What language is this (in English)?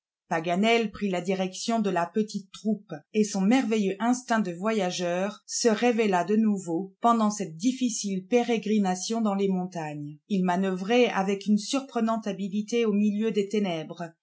French